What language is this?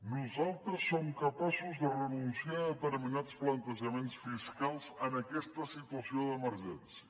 Catalan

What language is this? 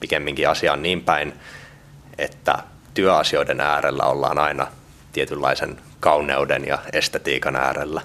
Finnish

